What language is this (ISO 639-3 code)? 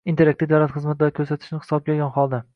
uzb